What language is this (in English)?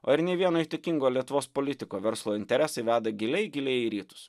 Lithuanian